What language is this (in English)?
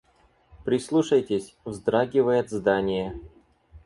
Russian